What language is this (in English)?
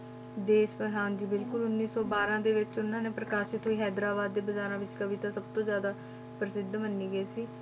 Punjabi